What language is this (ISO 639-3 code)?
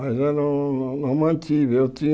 por